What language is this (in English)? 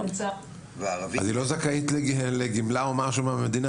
Hebrew